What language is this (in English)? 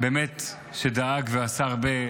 Hebrew